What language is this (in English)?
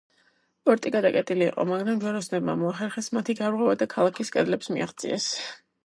Georgian